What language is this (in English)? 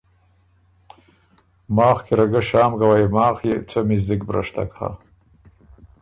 Ormuri